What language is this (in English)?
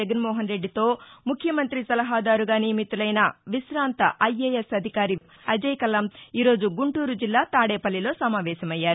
Telugu